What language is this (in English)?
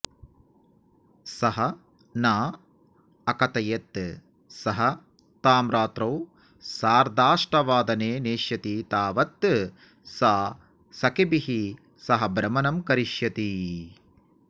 Sanskrit